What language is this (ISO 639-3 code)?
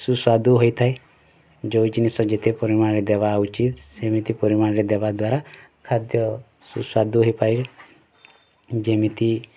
ori